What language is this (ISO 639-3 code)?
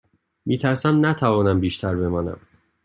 fas